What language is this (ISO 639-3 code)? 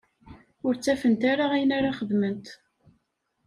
kab